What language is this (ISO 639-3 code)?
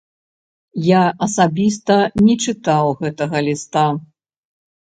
bel